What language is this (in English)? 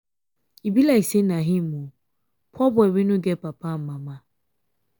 Nigerian Pidgin